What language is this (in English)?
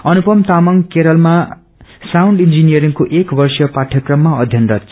Nepali